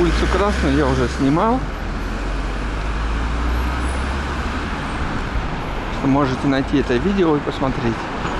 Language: Russian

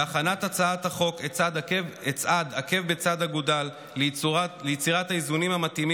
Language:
Hebrew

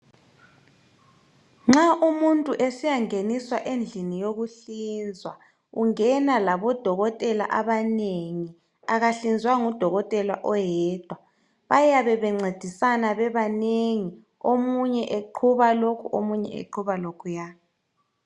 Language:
North Ndebele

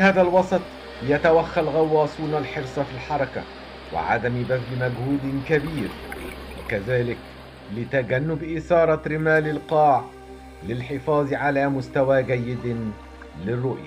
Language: Arabic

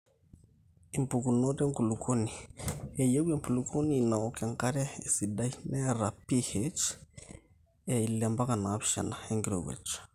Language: Masai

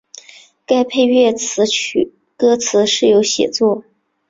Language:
Chinese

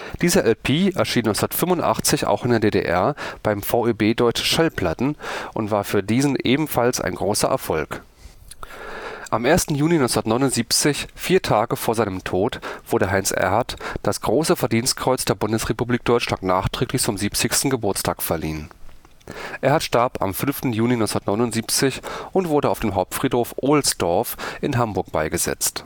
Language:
German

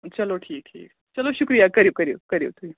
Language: Kashmiri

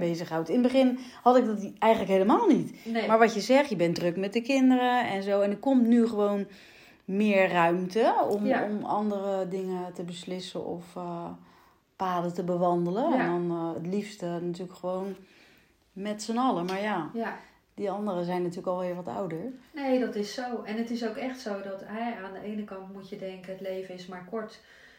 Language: Dutch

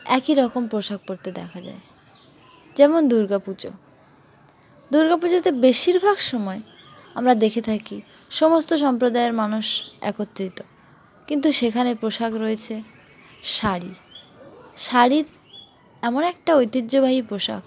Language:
Bangla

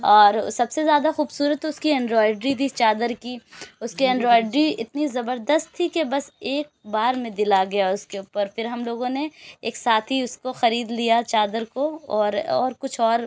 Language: Urdu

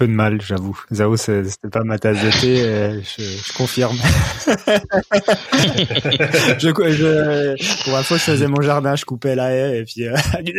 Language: French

